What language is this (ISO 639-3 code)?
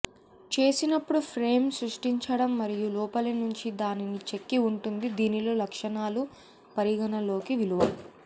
tel